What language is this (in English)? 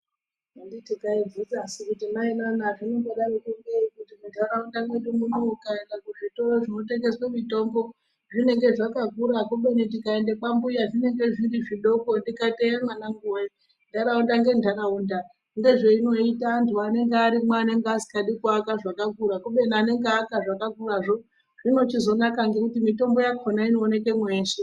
Ndau